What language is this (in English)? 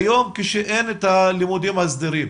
Hebrew